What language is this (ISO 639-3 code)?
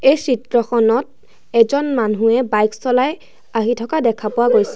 asm